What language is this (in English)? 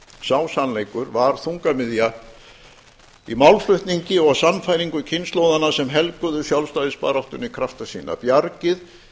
Icelandic